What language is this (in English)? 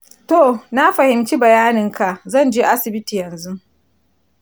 Hausa